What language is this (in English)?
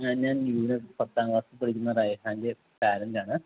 Malayalam